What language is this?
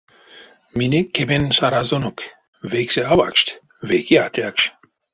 Erzya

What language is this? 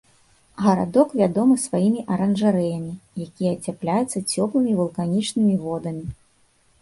Belarusian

